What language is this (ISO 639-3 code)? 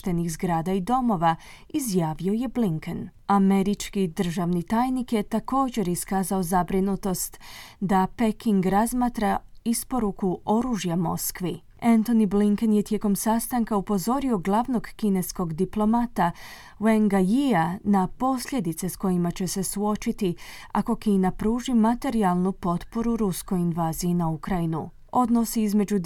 hrv